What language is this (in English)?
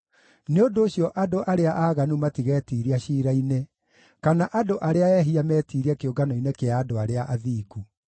Kikuyu